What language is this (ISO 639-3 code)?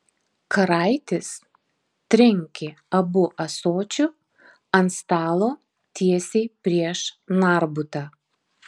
lit